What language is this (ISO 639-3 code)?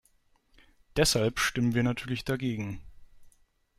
deu